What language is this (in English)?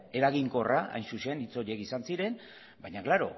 Basque